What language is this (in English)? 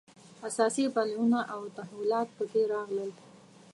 Pashto